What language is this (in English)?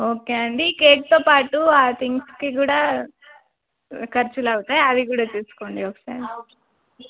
Telugu